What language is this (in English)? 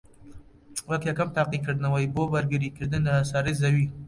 Central Kurdish